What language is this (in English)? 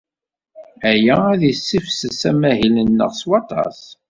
Kabyle